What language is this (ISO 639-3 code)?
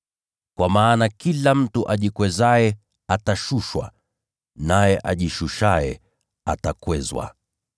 swa